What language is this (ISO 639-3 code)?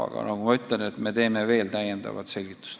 est